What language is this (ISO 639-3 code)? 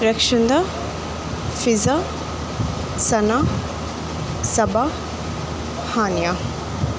urd